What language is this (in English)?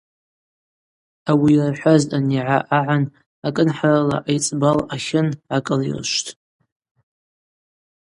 Abaza